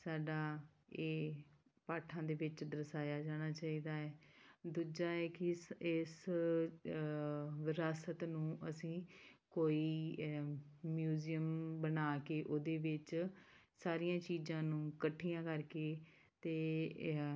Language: Punjabi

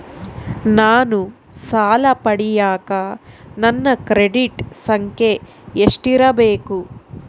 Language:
Kannada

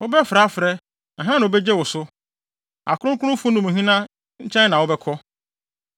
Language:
Akan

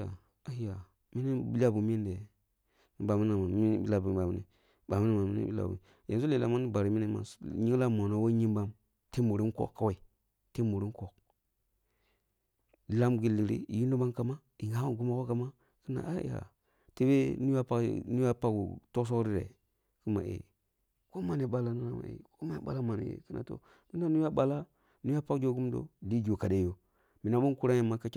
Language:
Kulung (Nigeria)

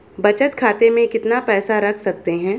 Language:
Hindi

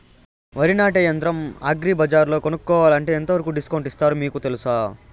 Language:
Telugu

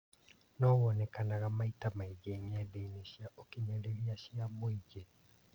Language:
Kikuyu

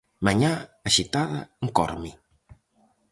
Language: Galician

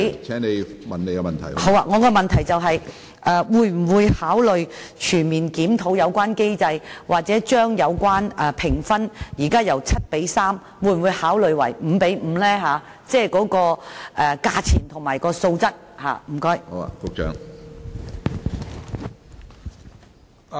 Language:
Cantonese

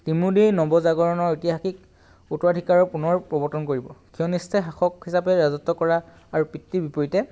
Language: Assamese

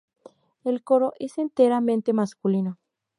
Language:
Spanish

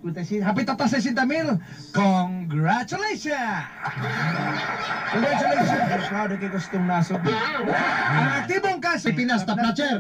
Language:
Romanian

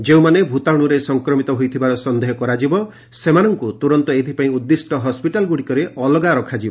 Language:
Odia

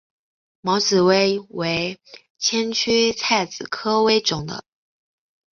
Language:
Chinese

